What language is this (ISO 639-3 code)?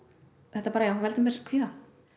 isl